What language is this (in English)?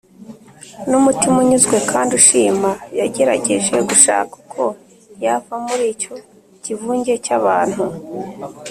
Kinyarwanda